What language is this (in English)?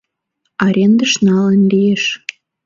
Mari